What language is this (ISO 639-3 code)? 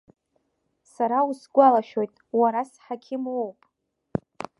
abk